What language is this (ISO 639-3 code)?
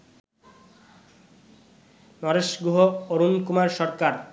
ben